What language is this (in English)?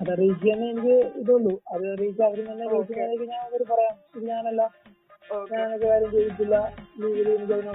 Malayalam